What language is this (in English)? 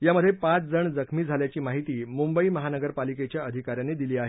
Marathi